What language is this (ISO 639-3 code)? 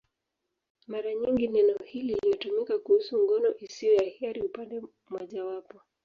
swa